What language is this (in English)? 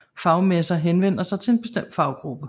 Danish